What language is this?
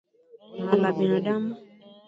Swahili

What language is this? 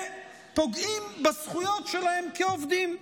Hebrew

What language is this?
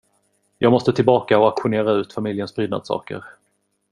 Swedish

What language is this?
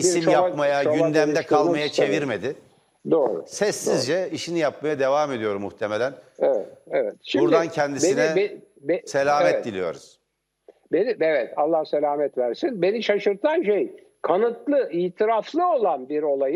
Turkish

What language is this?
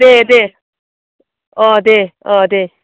Bodo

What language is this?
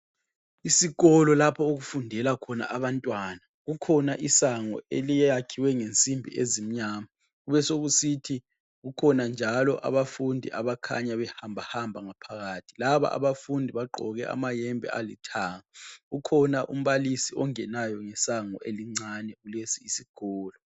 North Ndebele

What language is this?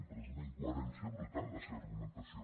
Catalan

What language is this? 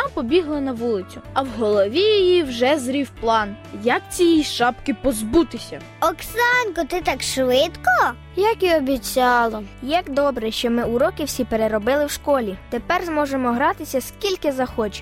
Ukrainian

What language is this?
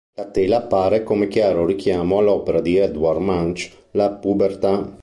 Italian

